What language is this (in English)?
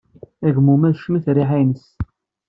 Kabyle